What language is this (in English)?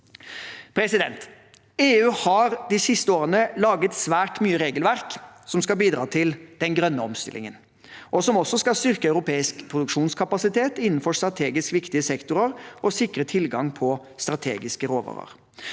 Norwegian